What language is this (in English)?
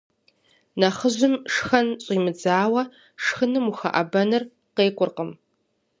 Kabardian